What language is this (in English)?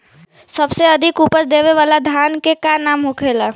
Bhojpuri